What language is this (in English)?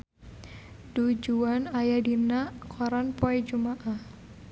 Sundanese